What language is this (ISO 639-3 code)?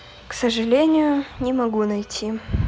rus